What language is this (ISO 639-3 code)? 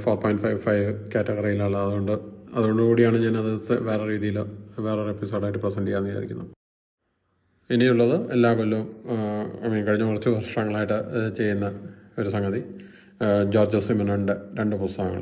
mal